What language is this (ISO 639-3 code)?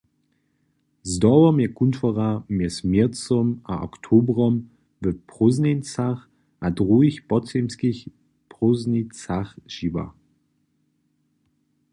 hsb